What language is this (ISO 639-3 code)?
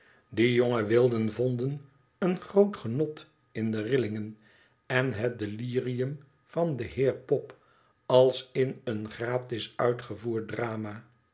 nld